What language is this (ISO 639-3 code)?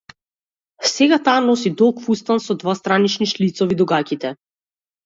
mkd